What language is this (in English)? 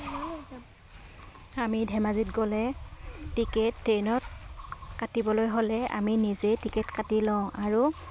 Assamese